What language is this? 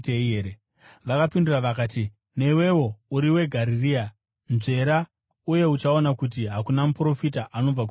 Shona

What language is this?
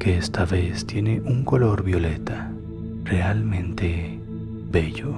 Spanish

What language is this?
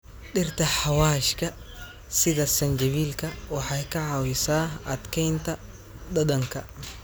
Somali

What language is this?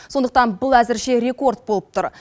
Kazakh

